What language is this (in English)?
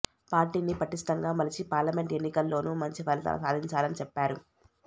Telugu